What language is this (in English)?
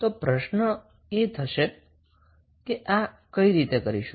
Gujarati